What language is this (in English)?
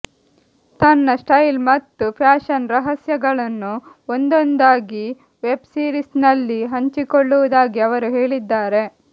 Kannada